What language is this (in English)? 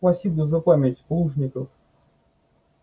Russian